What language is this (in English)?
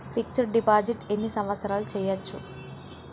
Telugu